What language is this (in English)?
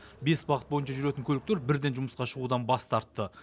Kazakh